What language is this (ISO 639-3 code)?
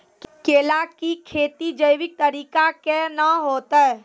mai